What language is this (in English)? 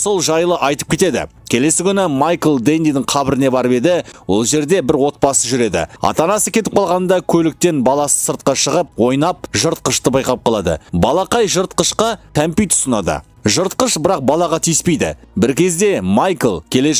Turkish